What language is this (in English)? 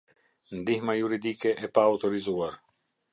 Albanian